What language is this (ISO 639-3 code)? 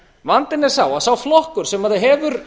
isl